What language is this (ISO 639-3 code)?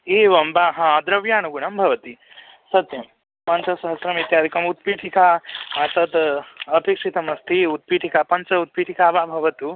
san